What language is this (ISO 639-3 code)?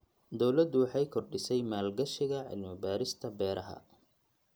som